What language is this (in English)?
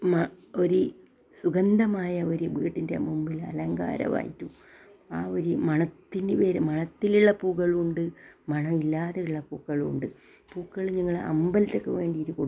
Malayalam